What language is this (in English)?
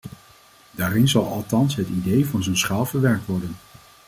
Dutch